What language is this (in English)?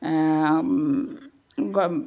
Assamese